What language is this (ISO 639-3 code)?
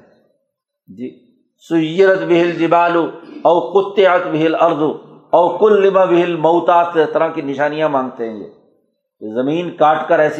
urd